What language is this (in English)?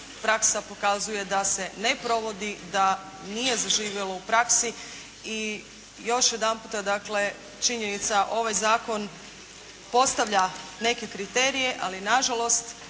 Croatian